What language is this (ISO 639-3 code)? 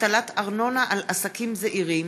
heb